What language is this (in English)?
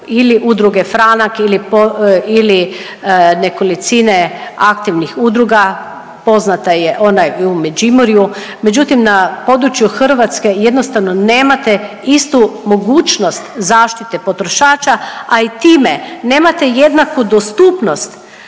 Croatian